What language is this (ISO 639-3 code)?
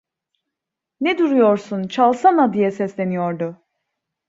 tur